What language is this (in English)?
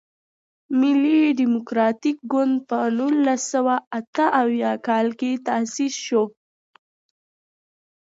Pashto